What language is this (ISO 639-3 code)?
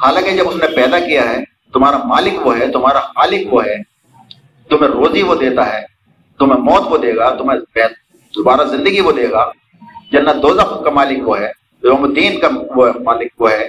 urd